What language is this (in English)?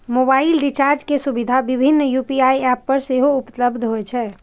Maithili